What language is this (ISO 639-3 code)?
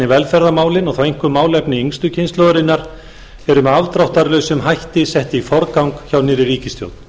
isl